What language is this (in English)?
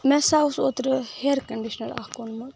Kashmiri